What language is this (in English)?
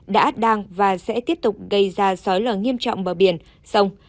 Vietnamese